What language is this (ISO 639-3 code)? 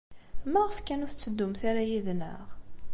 kab